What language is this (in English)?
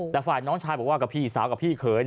Thai